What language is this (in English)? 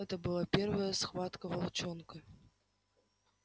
Russian